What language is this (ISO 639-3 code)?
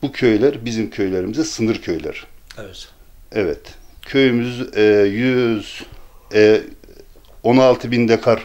tur